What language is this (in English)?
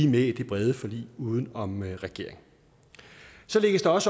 Danish